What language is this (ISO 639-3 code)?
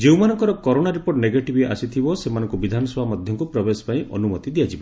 ori